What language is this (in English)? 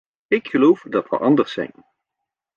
Dutch